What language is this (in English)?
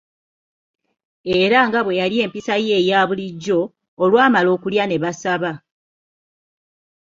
Ganda